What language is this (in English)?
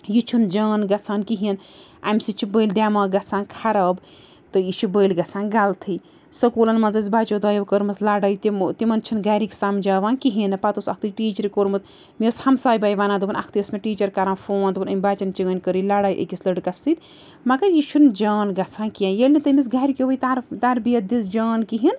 Kashmiri